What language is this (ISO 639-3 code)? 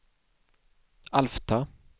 swe